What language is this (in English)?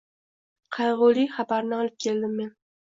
Uzbek